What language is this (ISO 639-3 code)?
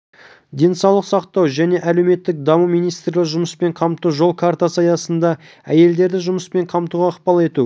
kaz